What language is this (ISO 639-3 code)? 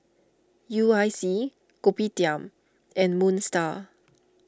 eng